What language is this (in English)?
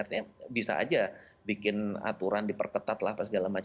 Indonesian